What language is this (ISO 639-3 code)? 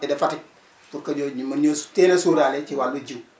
wol